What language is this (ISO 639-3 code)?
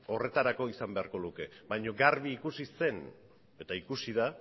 eus